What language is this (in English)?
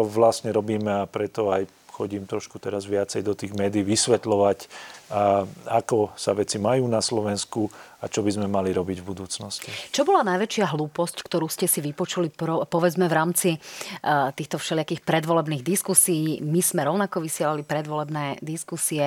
Slovak